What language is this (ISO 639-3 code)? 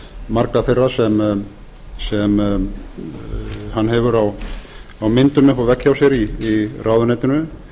isl